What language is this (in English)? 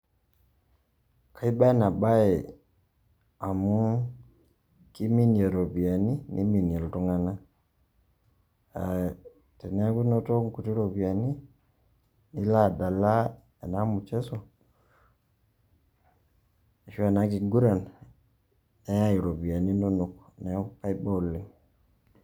Masai